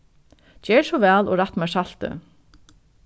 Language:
Faroese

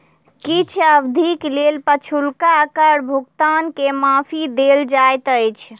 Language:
Maithili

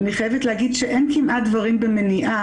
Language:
Hebrew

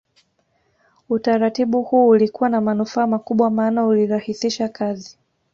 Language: Swahili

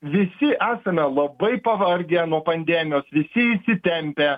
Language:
Lithuanian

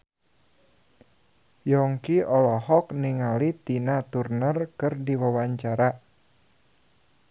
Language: Sundanese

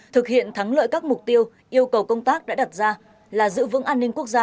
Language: Vietnamese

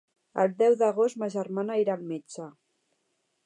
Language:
Catalan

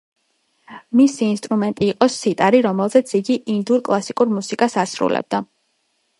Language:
Georgian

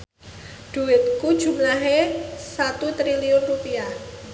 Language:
Javanese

